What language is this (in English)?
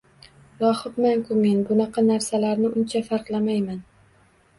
Uzbek